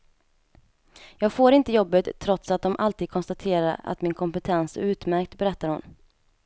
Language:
Swedish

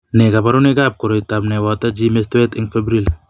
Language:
Kalenjin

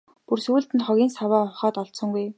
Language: Mongolian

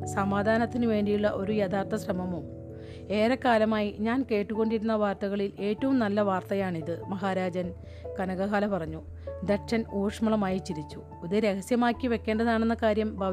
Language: Malayalam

